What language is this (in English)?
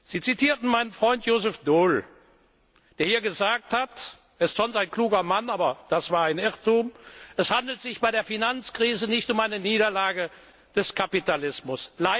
German